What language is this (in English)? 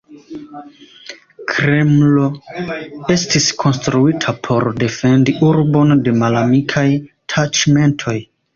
Esperanto